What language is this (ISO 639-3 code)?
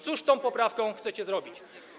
pol